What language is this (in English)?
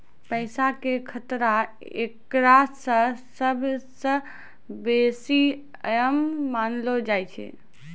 Maithili